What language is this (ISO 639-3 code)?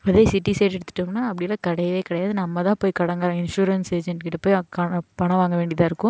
tam